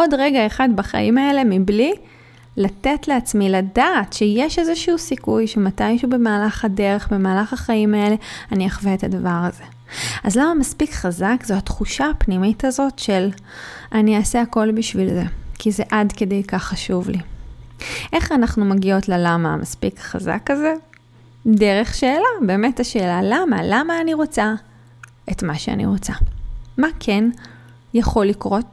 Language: Hebrew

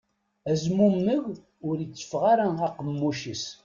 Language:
Kabyle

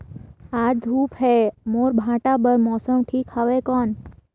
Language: Chhattisgarhi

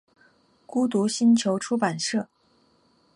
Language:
Chinese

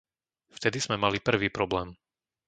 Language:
Slovak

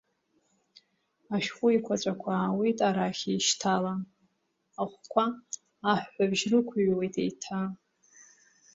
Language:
Abkhazian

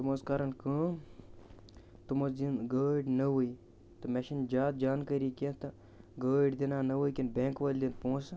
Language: Kashmiri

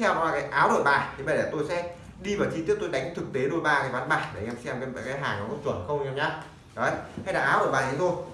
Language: Vietnamese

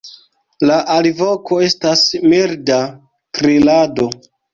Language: Esperanto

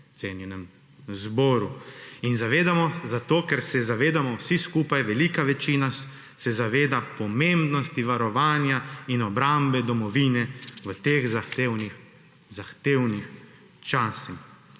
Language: Slovenian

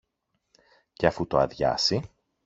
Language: Greek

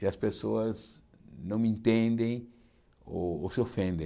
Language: Portuguese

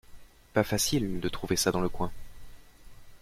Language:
French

